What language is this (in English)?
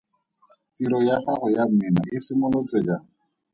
Tswana